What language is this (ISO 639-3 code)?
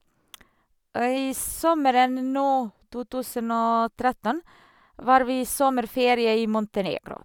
nor